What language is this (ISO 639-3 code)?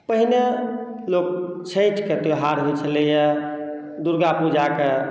mai